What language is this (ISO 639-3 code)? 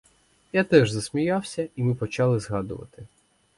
ukr